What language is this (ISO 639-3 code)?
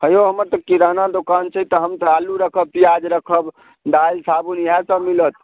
mai